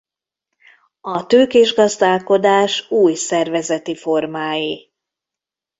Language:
Hungarian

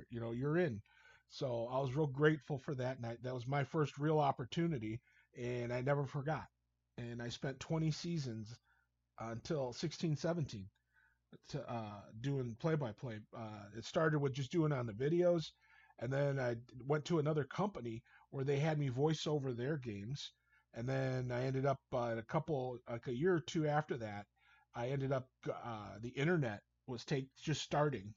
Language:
English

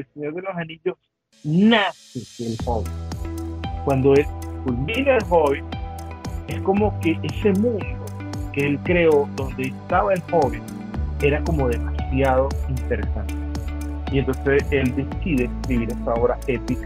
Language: Spanish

